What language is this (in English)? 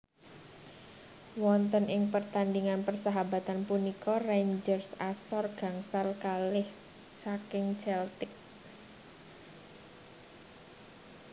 Javanese